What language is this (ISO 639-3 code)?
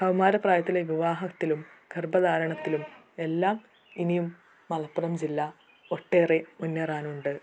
mal